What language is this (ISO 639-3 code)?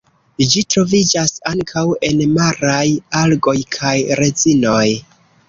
epo